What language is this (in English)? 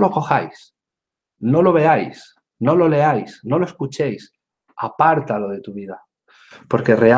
Spanish